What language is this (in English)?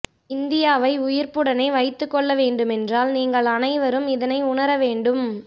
Tamil